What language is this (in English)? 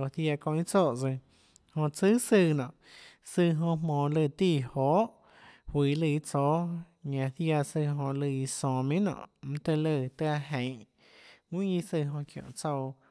Tlacoatzintepec Chinantec